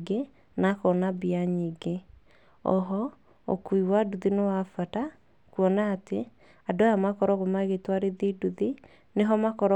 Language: Kikuyu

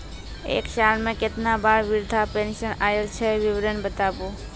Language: Maithili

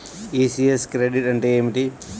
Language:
Telugu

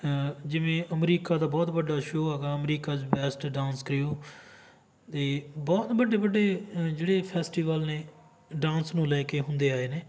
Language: Punjabi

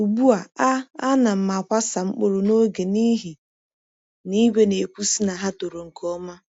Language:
Igbo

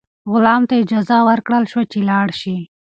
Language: Pashto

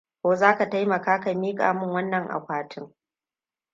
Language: Hausa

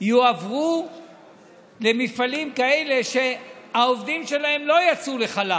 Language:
Hebrew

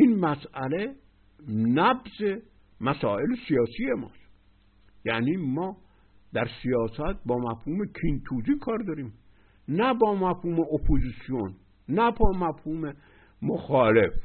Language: Persian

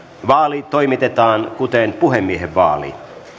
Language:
Finnish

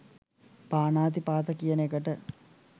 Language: Sinhala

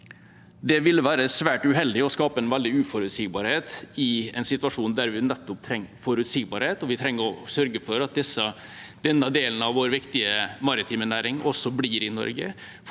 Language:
Norwegian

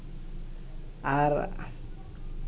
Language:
Santali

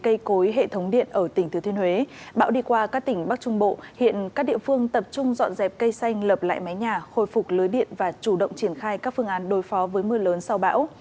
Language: Vietnamese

